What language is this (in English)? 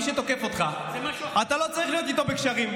Hebrew